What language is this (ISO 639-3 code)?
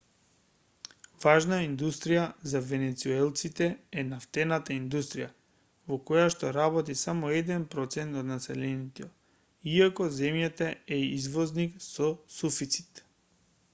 mkd